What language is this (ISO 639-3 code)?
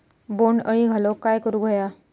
mar